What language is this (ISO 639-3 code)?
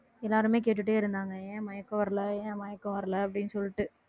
tam